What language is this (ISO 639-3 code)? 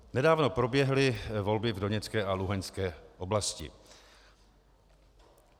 ces